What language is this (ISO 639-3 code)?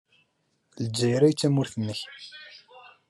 kab